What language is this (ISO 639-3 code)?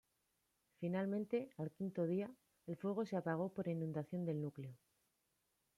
spa